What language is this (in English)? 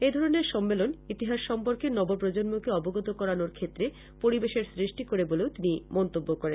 Bangla